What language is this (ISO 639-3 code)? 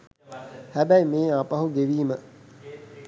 sin